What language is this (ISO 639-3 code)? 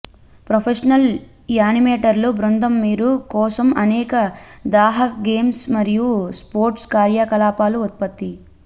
tel